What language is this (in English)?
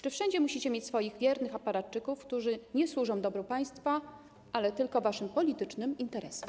Polish